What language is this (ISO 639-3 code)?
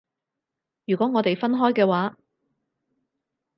yue